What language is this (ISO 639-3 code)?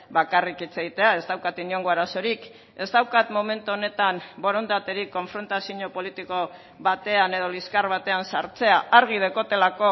eus